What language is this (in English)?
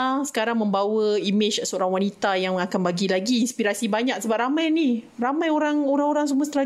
Malay